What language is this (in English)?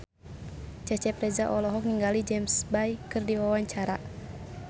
Sundanese